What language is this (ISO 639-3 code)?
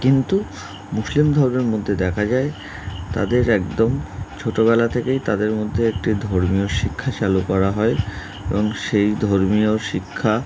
ben